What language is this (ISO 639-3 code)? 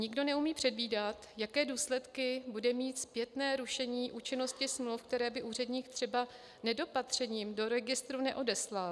ces